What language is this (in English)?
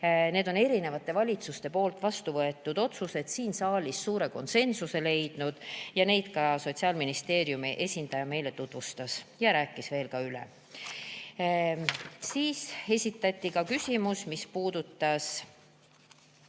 Estonian